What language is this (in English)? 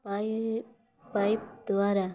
Odia